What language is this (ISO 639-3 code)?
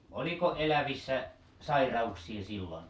fin